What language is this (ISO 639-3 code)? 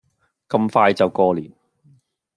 yue